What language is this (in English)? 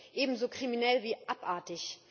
German